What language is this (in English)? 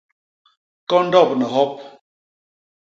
Basaa